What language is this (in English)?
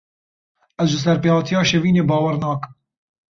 Kurdish